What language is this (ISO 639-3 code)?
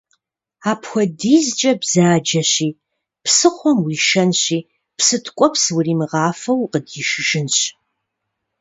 kbd